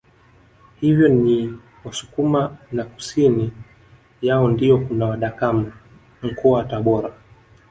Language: Swahili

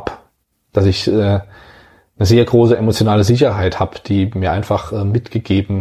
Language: German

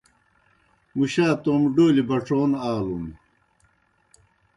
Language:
Kohistani Shina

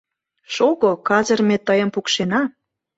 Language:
Mari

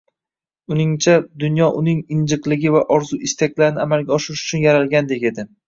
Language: Uzbek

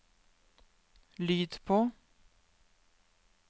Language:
Norwegian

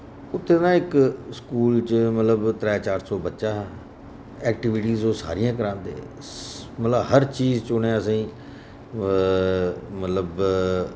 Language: Dogri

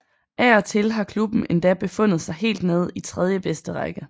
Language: Danish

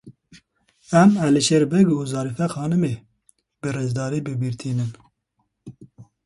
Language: Kurdish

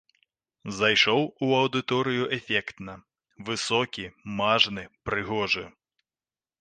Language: Belarusian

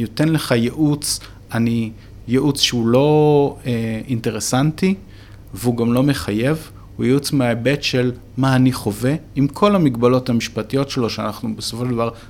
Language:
Hebrew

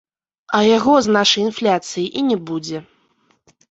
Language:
Belarusian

